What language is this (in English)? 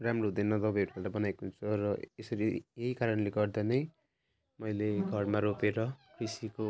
Nepali